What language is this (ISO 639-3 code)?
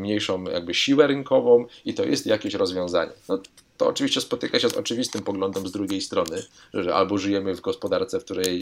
pol